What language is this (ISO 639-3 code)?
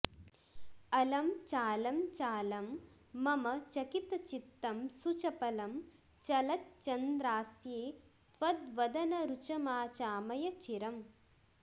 san